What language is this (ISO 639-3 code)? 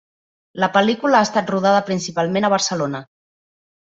cat